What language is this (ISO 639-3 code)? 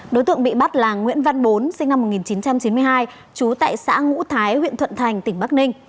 vie